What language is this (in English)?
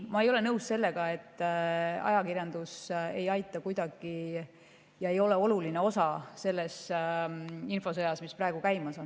Estonian